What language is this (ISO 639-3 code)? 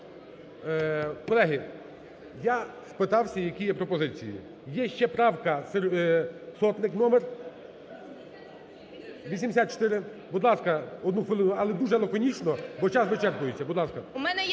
ukr